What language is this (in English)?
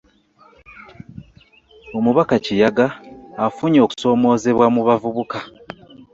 Ganda